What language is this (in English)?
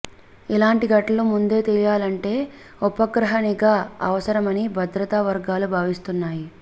Telugu